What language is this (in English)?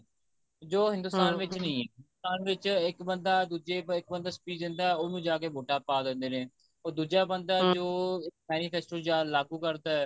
Punjabi